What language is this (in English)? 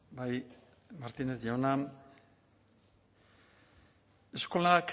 Basque